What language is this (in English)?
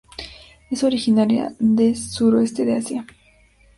Spanish